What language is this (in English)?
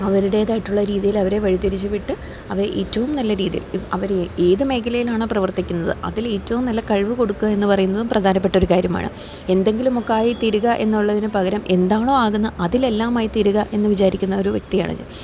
Malayalam